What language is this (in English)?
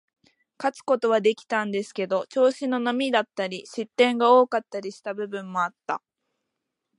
Japanese